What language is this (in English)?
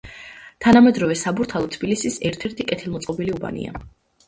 Georgian